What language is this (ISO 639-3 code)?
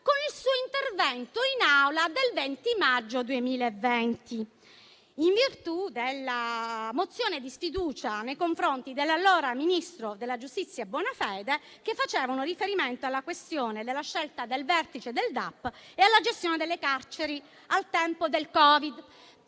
ita